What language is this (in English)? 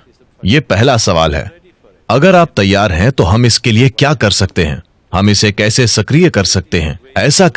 Hindi